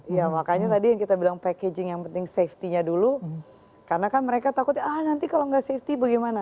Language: Indonesian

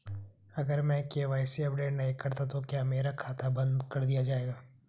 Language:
Hindi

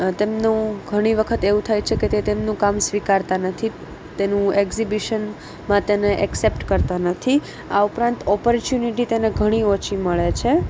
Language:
Gujarati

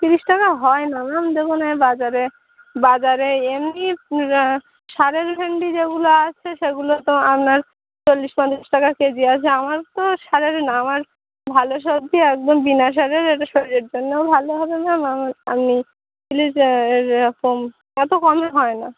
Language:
Bangla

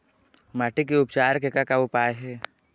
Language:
Chhattisgarhi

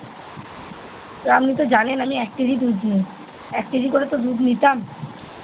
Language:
Bangla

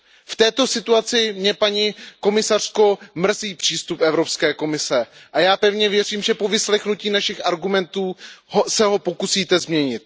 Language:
Czech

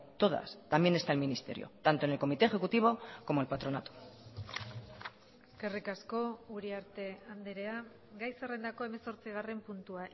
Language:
Spanish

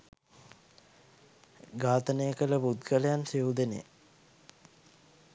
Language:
Sinhala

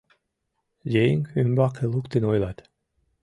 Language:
Mari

